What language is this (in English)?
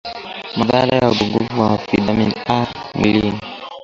Swahili